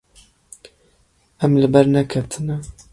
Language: Kurdish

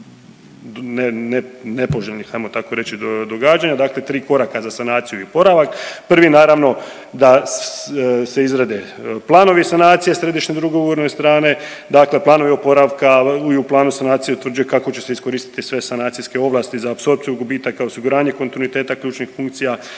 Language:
Croatian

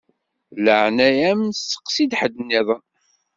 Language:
Kabyle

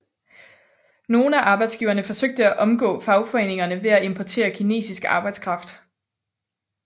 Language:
Danish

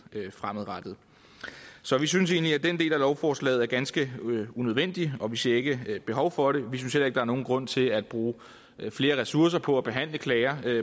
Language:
Danish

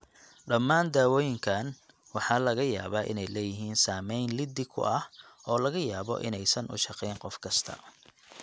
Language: Somali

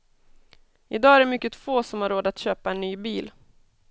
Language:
Swedish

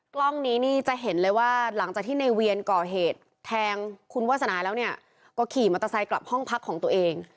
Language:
Thai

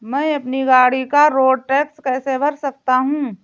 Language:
Hindi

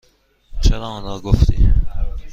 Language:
Persian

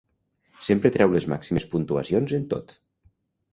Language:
Catalan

